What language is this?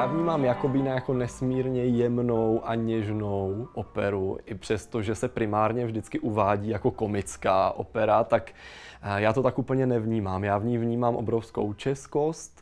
Czech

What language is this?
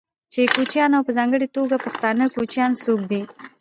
Pashto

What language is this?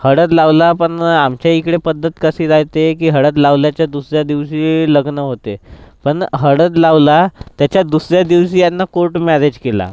Marathi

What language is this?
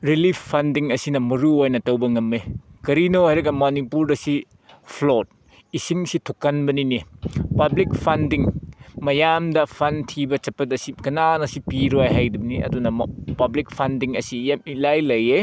Manipuri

